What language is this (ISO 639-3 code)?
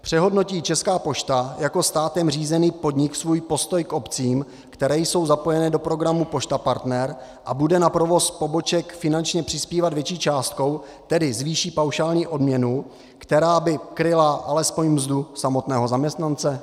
ces